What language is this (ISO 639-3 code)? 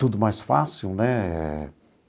por